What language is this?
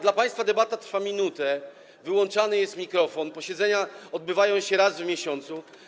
Polish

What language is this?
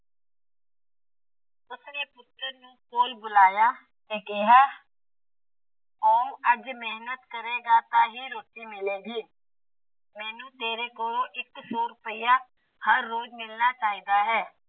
Punjabi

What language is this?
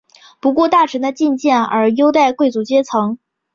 Chinese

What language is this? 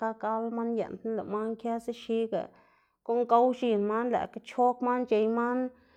Xanaguía Zapotec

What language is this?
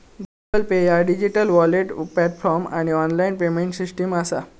Marathi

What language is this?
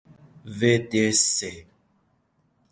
Persian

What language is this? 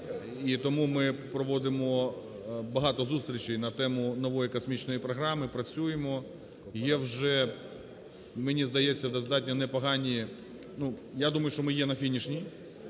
Ukrainian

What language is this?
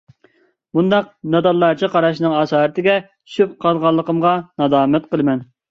Uyghur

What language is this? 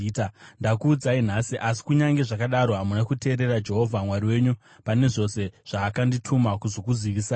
Shona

